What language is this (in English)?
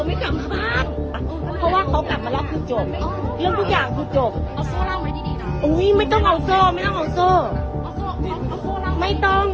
Thai